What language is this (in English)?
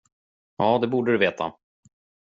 Swedish